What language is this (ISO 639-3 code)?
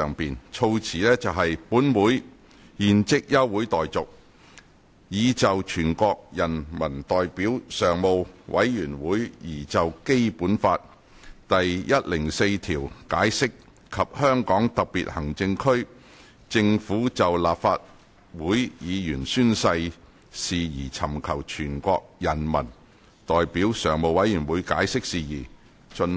yue